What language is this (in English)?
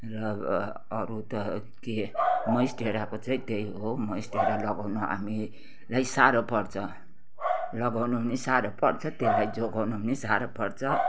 Nepali